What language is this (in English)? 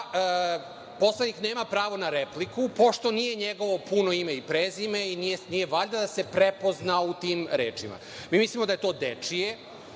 Serbian